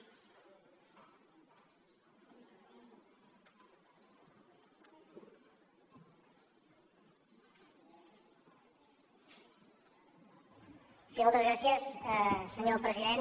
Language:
Catalan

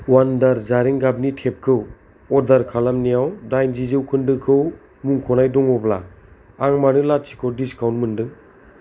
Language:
Bodo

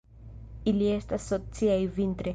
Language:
Esperanto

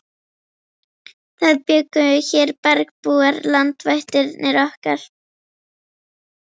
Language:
Icelandic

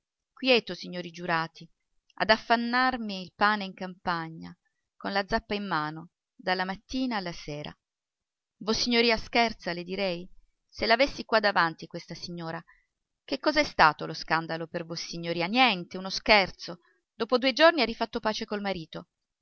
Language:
Italian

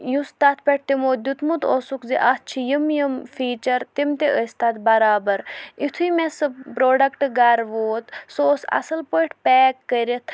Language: Kashmiri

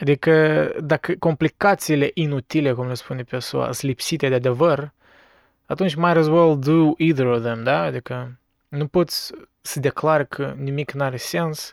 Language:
Romanian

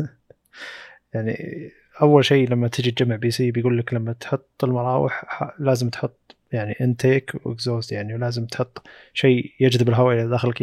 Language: Arabic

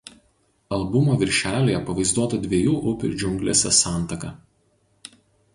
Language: Lithuanian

